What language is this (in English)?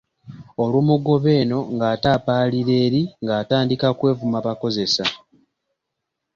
Ganda